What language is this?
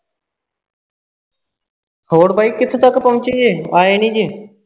Punjabi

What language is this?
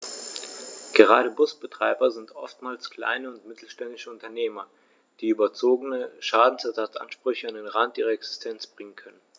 German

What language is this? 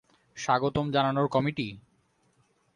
Bangla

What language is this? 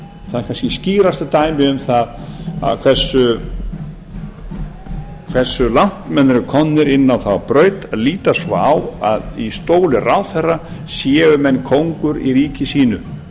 Icelandic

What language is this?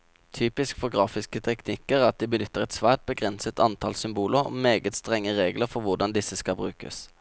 Norwegian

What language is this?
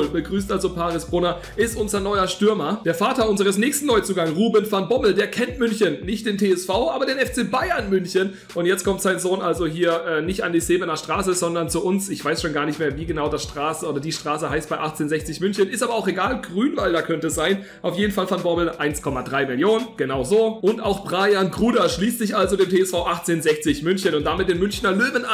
German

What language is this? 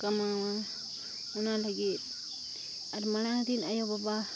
Santali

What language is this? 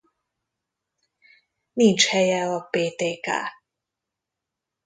Hungarian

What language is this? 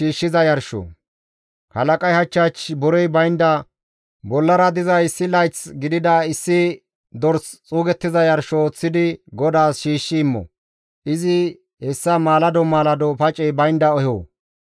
Gamo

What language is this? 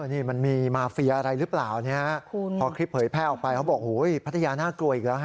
Thai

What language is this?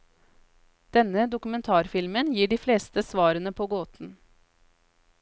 Norwegian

